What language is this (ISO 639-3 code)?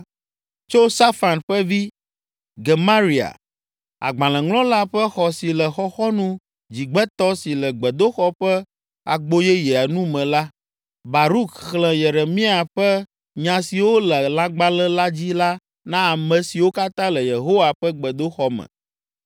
ewe